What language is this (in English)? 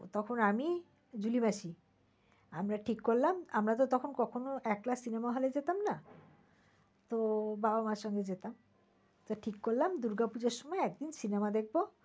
Bangla